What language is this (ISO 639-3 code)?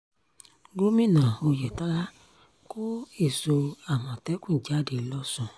yor